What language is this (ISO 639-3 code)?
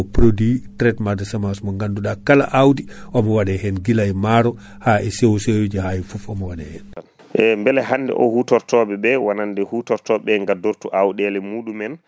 ful